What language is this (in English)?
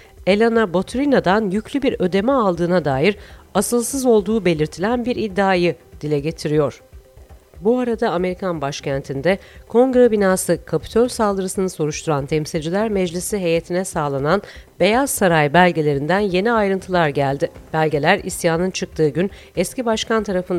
Turkish